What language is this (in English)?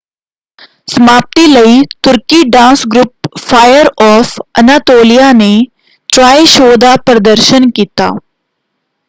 Punjabi